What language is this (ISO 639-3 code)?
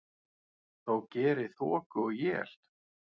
isl